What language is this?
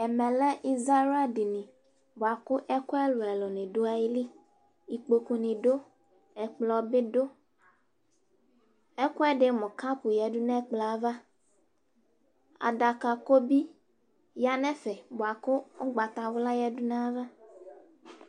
Ikposo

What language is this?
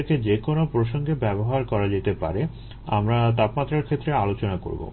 Bangla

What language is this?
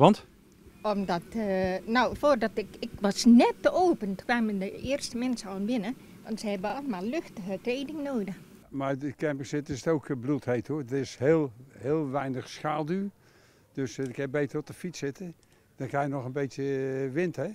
Dutch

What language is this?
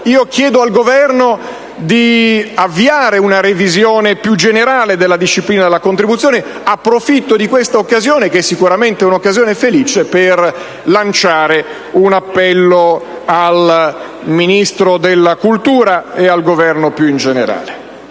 Italian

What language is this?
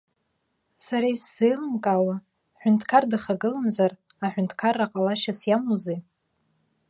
Abkhazian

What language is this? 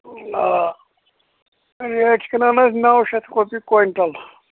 Kashmiri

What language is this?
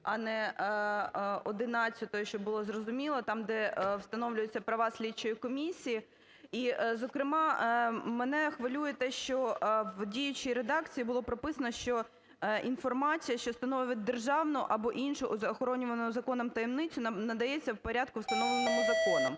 Ukrainian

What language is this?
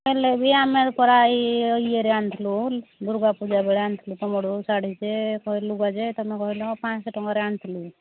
Odia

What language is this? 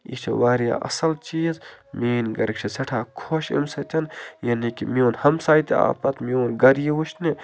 Kashmiri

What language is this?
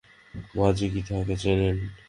Bangla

